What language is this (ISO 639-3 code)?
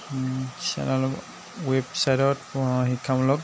asm